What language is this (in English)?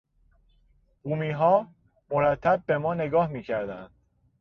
Persian